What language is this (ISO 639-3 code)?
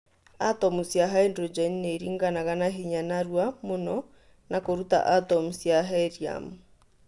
kik